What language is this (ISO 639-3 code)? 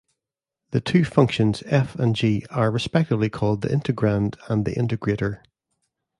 eng